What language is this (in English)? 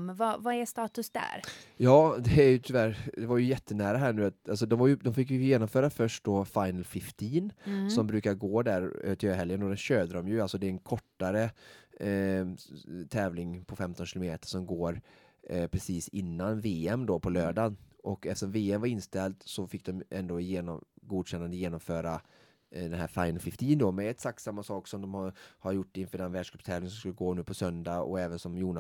Swedish